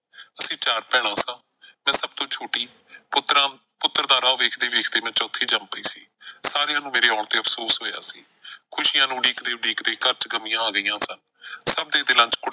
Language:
Punjabi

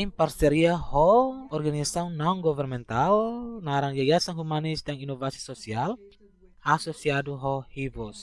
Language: Indonesian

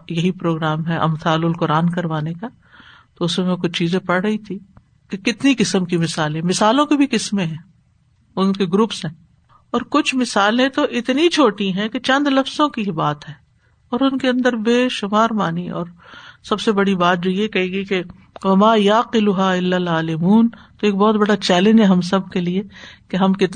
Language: Urdu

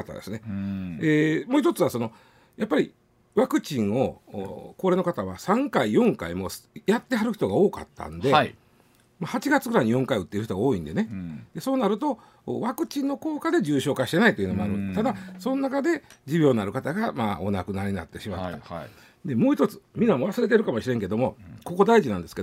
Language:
Japanese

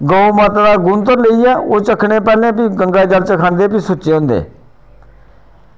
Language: Dogri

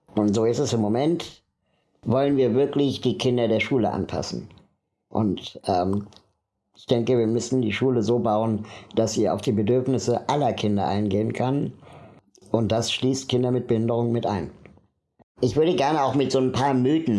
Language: German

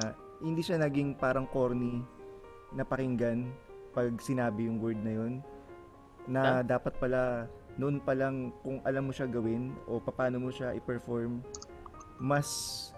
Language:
Filipino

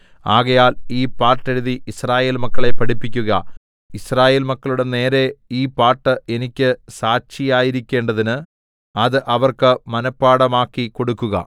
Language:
Malayalam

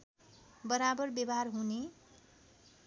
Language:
Nepali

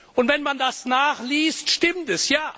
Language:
German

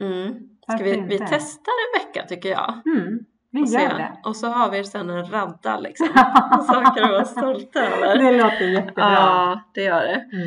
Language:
Swedish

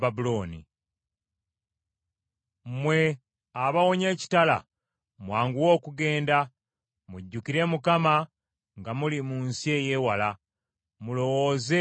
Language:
Ganda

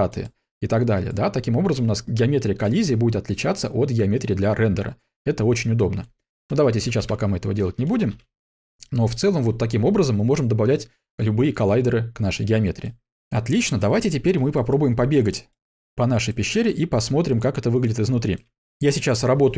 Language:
Russian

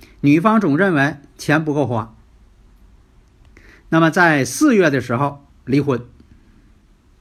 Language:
Chinese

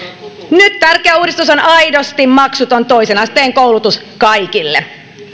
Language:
Finnish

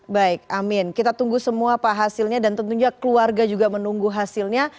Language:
Indonesian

